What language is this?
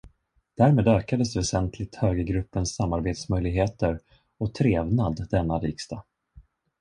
Swedish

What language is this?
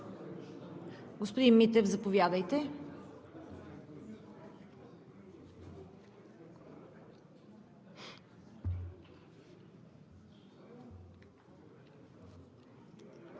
Bulgarian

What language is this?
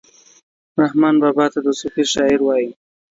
Pashto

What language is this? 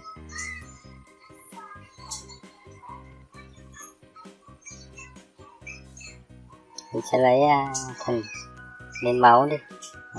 Vietnamese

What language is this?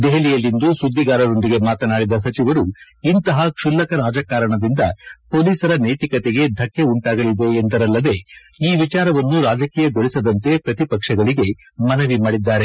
Kannada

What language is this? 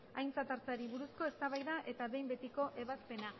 Basque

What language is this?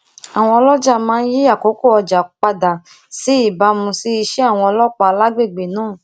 Yoruba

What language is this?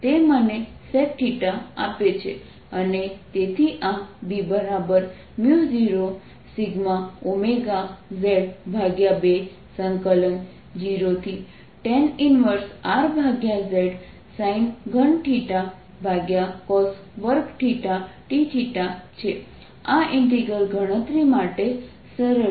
Gujarati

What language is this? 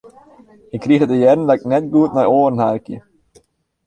Western Frisian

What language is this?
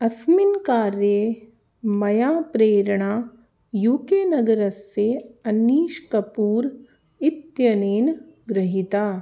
Sanskrit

